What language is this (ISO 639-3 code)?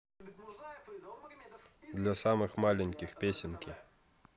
rus